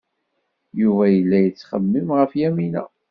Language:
Kabyle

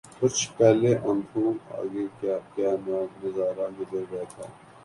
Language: Urdu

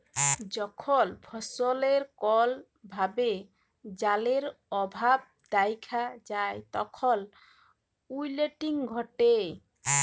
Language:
Bangla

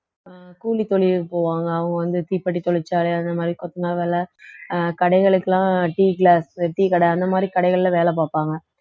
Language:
Tamil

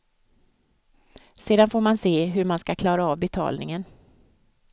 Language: Swedish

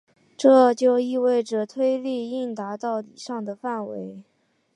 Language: Chinese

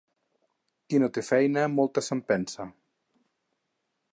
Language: Catalan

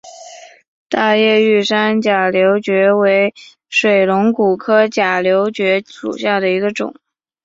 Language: Chinese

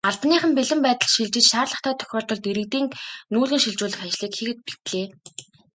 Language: Mongolian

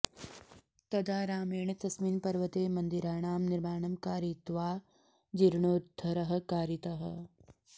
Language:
Sanskrit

